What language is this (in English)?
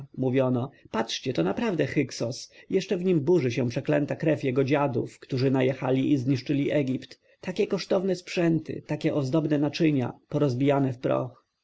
Polish